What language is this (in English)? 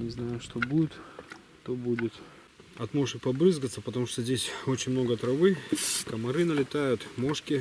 Russian